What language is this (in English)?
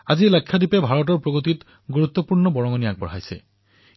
Assamese